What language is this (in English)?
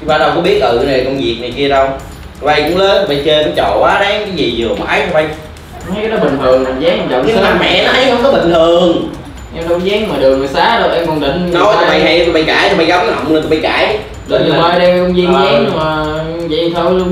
Vietnamese